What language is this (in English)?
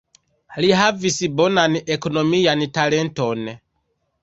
Esperanto